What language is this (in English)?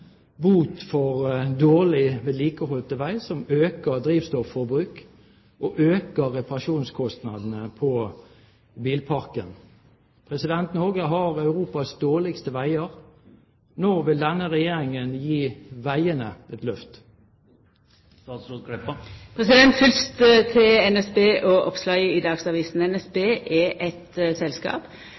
Norwegian